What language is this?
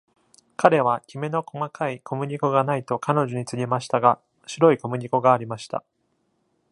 Japanese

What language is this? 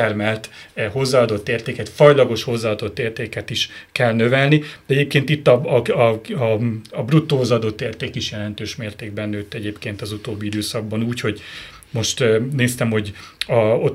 Hungarian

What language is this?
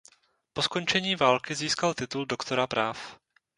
Czech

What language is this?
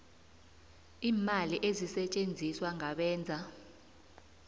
South Ndebele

